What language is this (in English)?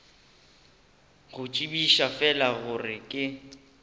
Northern Sotho